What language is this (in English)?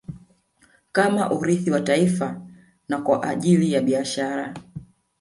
Swahili